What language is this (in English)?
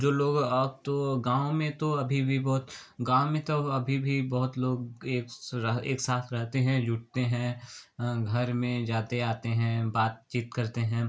Hindi